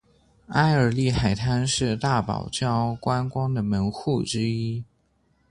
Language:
Chinese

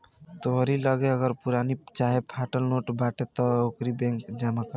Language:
Bhojpuri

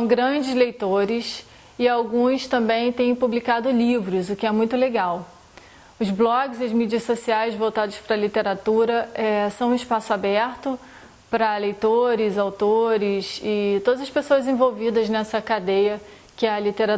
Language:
Portuguese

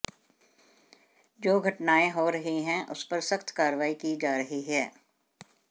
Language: Hindi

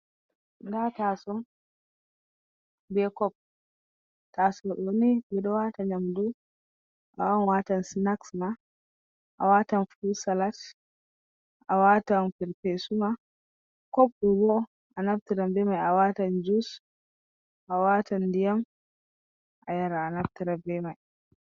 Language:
Fula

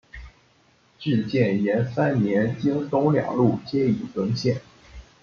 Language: Chinese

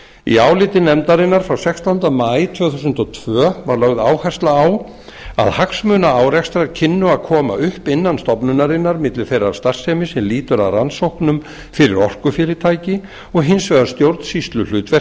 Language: Icelandic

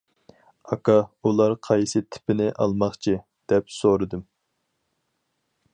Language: Uyghur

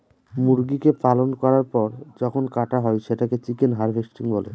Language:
Bangla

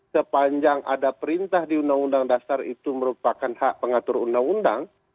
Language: Indonesian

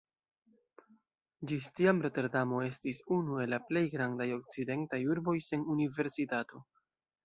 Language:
Esperanto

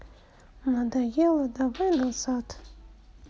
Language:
Russian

